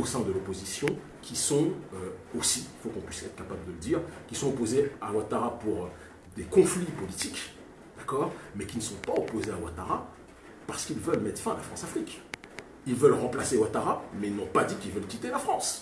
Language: French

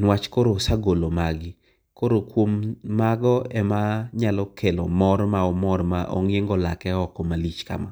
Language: Luo (Kenya and Tanzania)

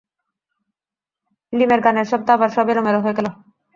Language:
Bangla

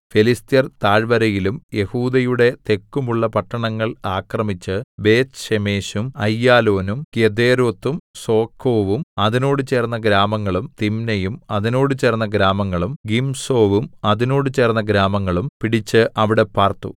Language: Malayalam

